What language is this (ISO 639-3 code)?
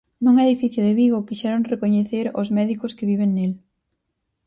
glg